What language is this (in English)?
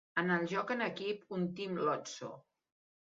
Catalan